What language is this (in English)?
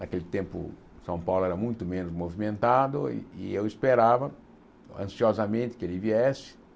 Portuguese